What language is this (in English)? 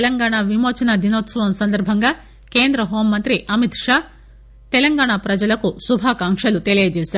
Telugu